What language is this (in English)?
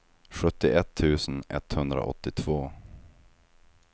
Swedish